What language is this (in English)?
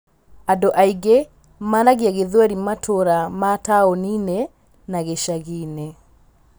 Kikuyu